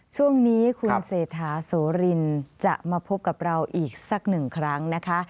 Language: Thai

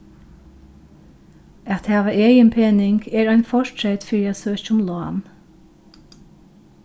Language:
Faroese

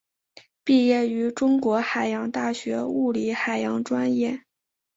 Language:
Chinese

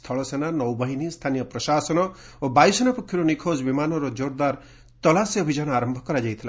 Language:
Odia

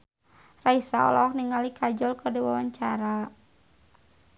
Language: Sundanese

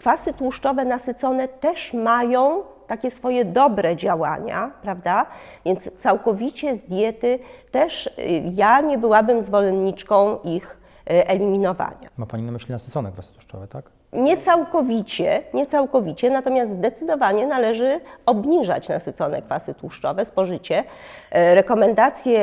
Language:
Polish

